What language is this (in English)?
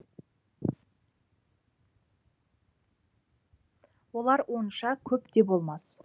Kazakh